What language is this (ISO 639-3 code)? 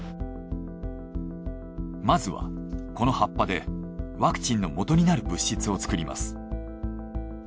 jpn